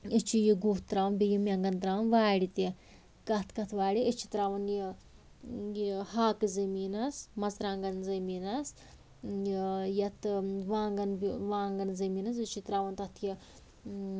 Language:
Kashmiri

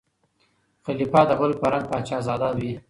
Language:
Pashto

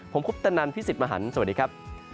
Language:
Thai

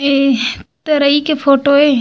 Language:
Chhattisgarhi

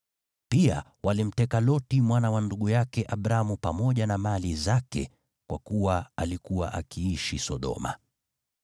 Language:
Swahili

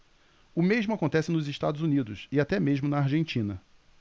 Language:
Portuguese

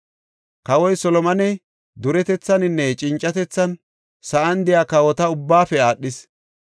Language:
Gofa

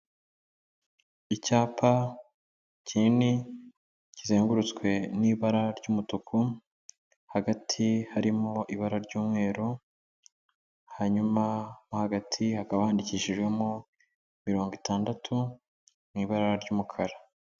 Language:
Kinyarwanda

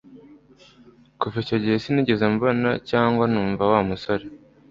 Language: Kinyarwanda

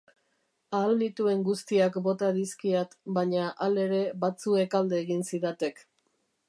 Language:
Basque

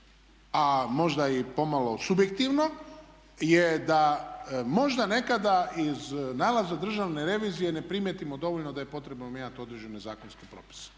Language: Croatian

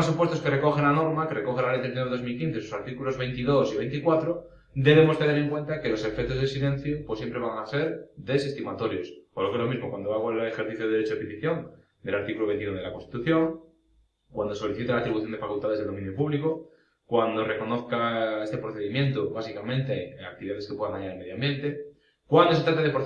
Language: Spanish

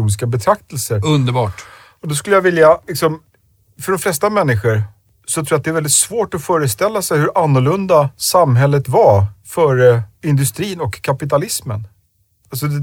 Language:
Swedish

